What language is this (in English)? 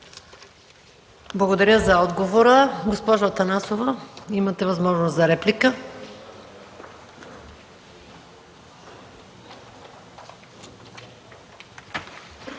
Bulgarian